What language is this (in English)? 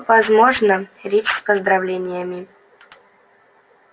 Russian